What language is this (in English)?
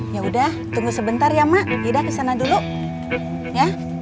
Indonesian